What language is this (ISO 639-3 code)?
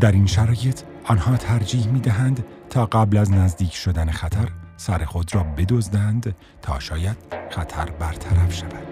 fas